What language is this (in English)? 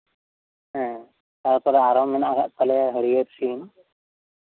Santali